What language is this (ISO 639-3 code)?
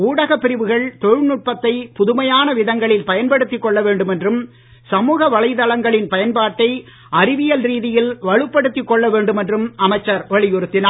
tam